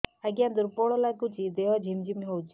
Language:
Odia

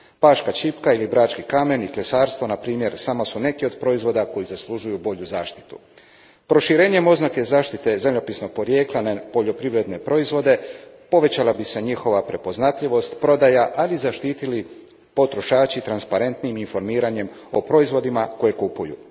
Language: Croatian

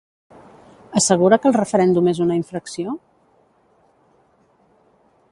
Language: Catalan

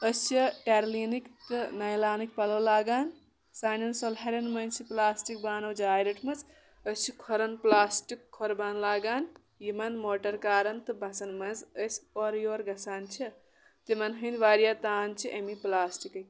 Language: Kashmiri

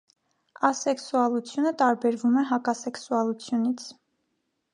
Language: Armenian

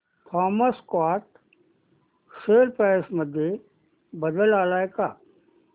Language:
Marathi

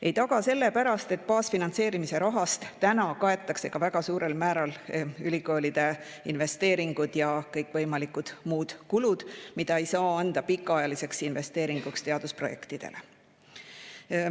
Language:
Estonian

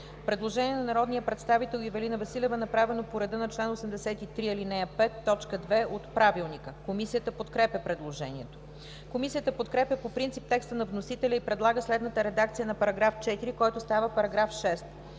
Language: Bulgarian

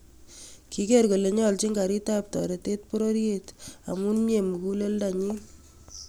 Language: Kalenjin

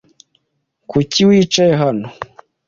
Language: Kinyarwanda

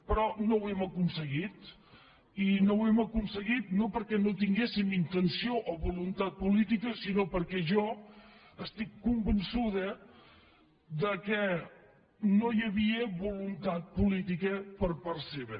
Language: Catalan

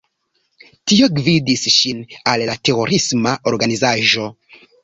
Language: Esperanto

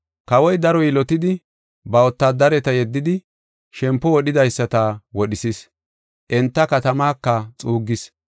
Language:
Gofa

